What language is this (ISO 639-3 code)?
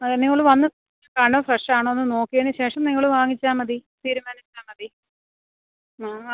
mal